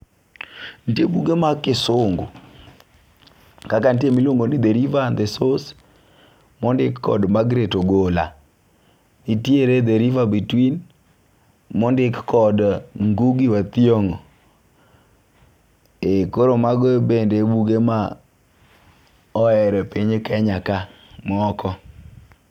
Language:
Luo (Kenya and Tanzania)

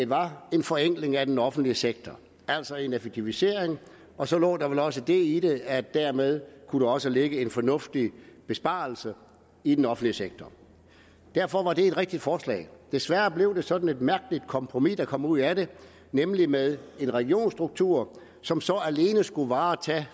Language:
Danish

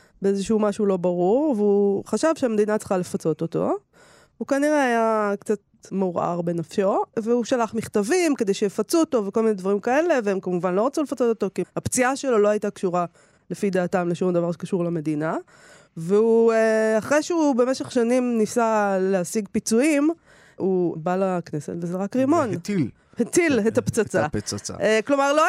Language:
Hebrew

